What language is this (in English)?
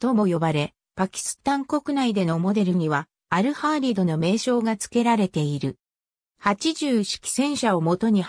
Japanese